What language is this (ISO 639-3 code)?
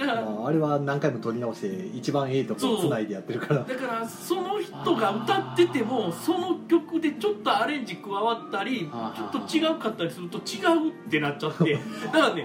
jpn